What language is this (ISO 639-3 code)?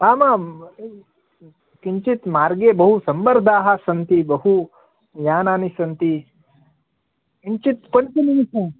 san